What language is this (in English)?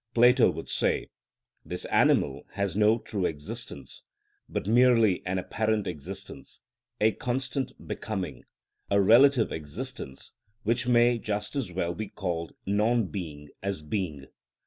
English